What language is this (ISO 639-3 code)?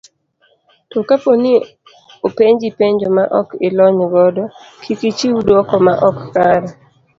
luo